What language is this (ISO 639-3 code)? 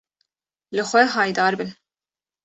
kur